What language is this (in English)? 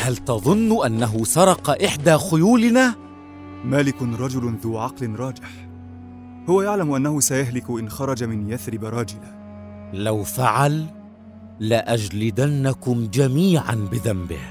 Arabic